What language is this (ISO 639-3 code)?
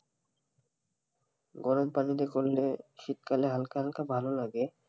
ben